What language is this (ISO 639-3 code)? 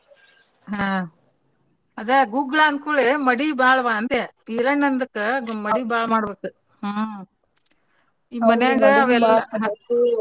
kan